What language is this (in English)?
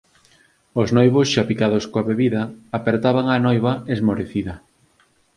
Galician